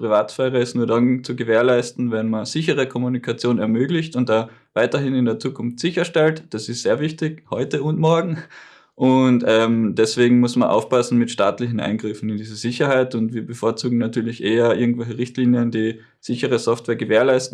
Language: German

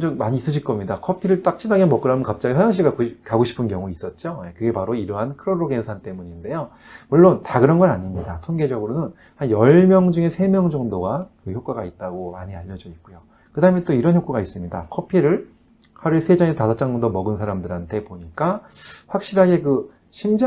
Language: Korean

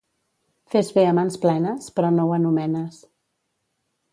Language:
Catalan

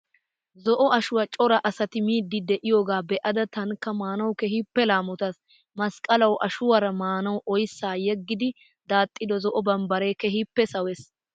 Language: Wolaytta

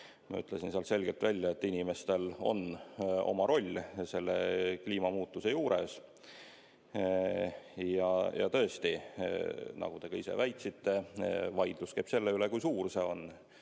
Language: Estonian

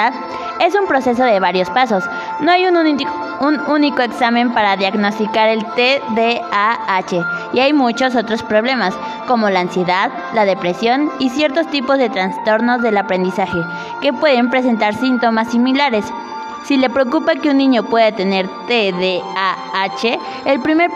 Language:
Spanish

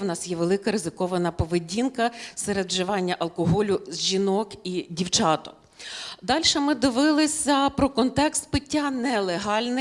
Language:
Ukrainian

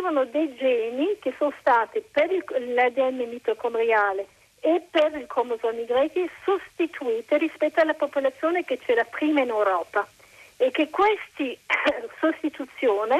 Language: Italian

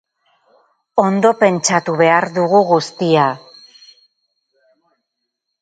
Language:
Basque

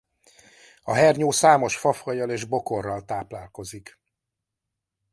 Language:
Hungarian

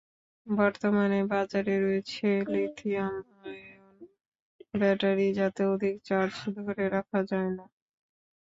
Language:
Bangla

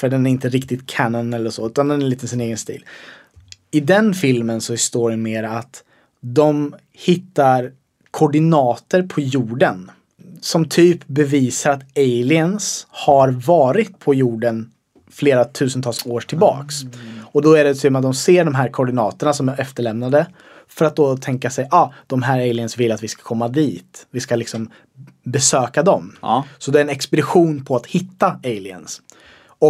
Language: Swedish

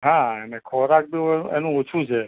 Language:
Gujarati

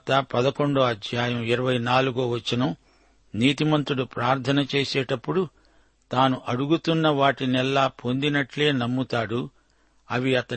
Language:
Telugu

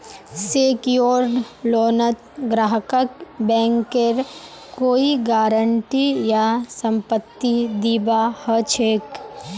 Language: Magahi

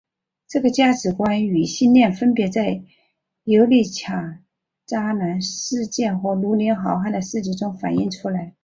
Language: Chinese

